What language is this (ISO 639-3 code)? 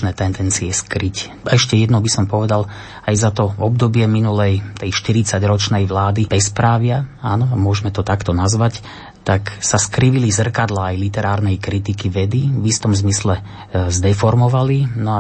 slk